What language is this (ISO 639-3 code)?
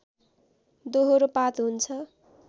nep